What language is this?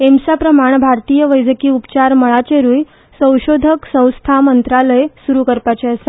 Konkani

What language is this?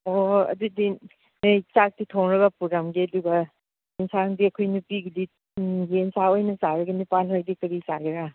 Manipuri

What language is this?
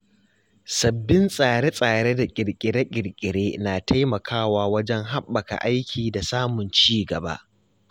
Hausa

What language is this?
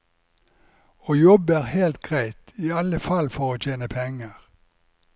Norwegian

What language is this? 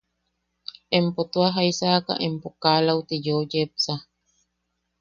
Yaqui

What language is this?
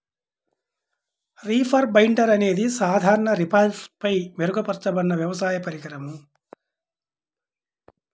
Telugu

